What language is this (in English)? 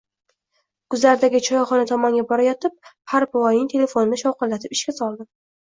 Uzbek